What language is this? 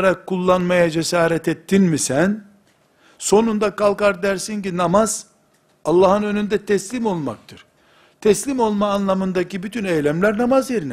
Turkish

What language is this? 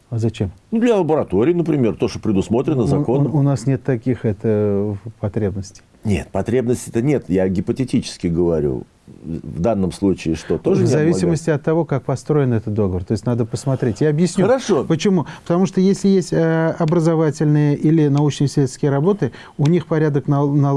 Russian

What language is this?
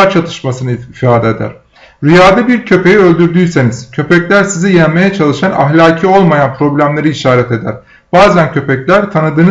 Turkish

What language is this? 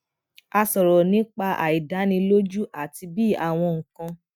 Yoruba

